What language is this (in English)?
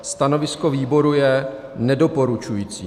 Czech